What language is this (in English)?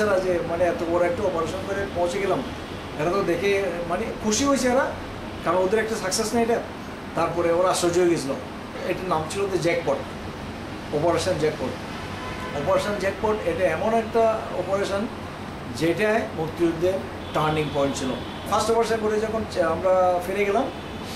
Hindi